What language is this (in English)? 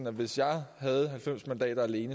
Danish